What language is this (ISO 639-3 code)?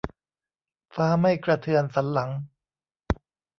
tha